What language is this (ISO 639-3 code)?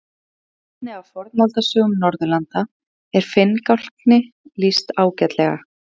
isl